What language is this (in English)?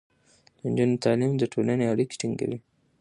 Pashto